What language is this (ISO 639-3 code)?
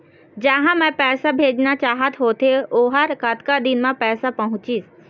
hne